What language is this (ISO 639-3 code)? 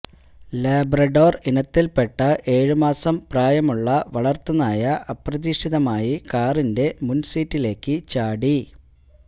mal